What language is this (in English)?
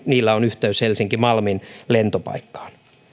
Finnish